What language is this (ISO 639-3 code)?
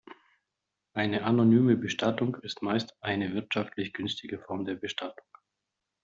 deu